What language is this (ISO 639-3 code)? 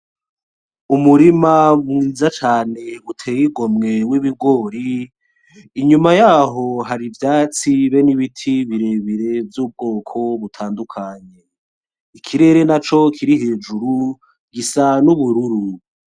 run